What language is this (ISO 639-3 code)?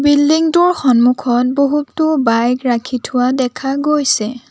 asm